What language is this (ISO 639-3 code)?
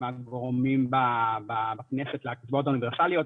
heb